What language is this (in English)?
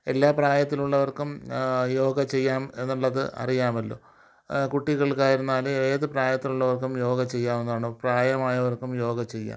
Malayalam